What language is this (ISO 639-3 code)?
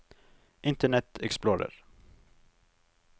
nor